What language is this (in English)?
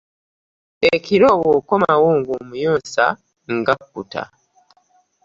Ganda